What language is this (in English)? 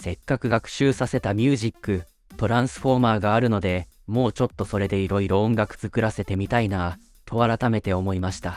Japanese